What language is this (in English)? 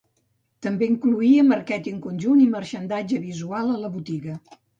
Catalan